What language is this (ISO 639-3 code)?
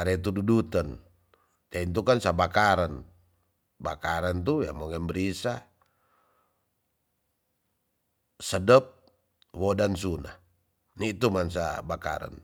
txs